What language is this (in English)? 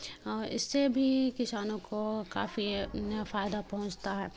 Urdu